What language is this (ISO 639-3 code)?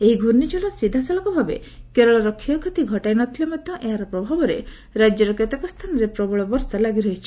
ori